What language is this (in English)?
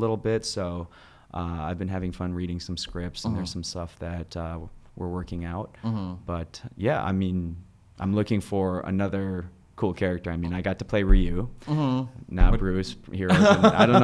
English